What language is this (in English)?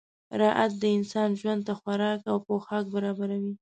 Pashto